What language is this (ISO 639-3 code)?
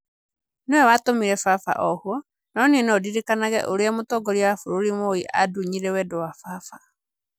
kik